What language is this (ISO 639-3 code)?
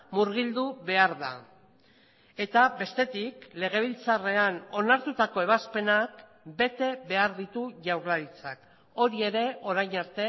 eus